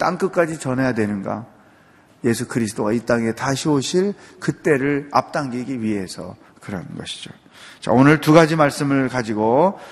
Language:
Korean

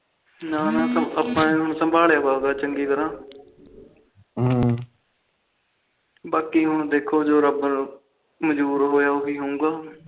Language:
Punjabi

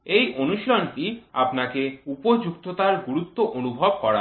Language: Bangla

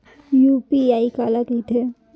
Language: Chhattisgarhi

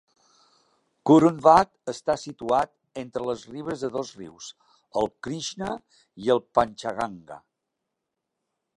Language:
Catalan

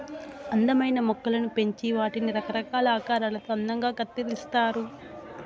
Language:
Telugu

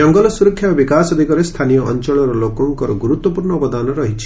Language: Odia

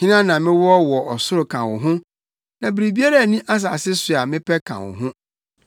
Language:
Akan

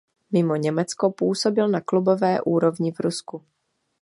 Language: Czech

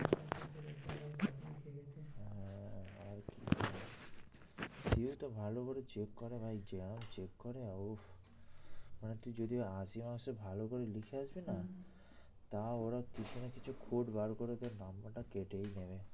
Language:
Bangla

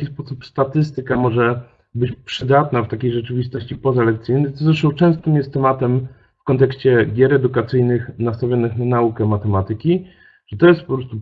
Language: Polish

